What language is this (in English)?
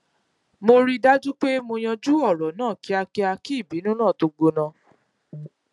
Yoruba